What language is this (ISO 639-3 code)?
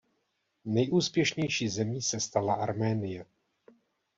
ces